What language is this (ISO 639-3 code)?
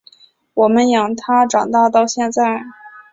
zho